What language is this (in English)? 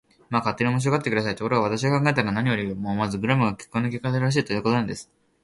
Japanese